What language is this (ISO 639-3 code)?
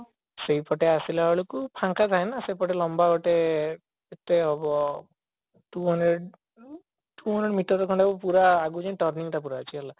ori